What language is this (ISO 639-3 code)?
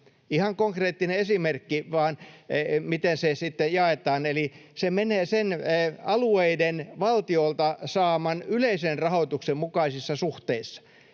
fin